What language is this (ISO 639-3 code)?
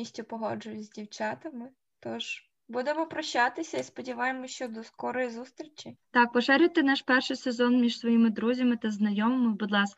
ukr